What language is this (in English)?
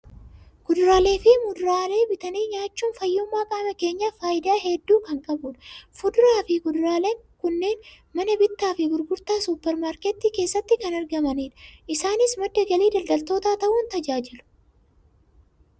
Oromo